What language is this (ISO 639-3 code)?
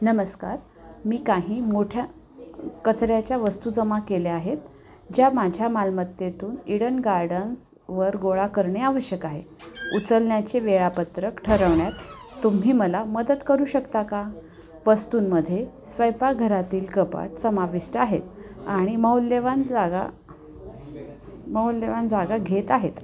mar